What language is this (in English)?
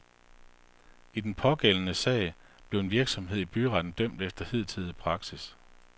Danish